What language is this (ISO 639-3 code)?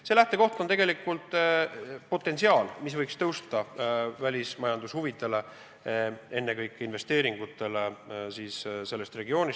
est